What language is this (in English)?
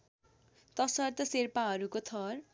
Nepali